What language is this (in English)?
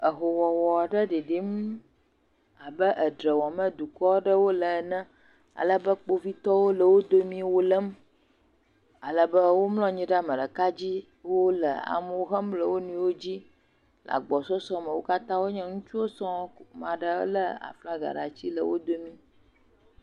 Ewe